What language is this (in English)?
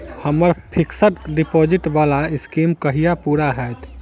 Maithili